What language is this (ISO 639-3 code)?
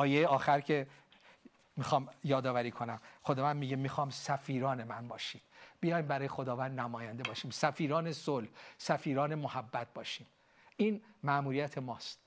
fas